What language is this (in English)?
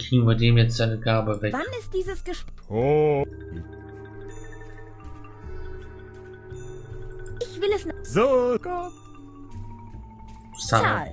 German